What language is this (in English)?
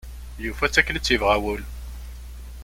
Kabyle